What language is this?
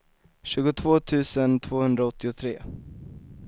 Swedish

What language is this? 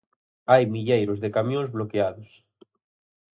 Galician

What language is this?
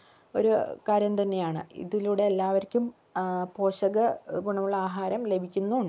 Malayalam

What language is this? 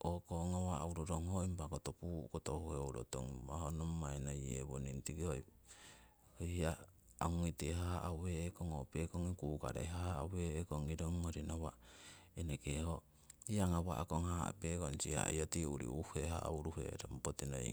Siwai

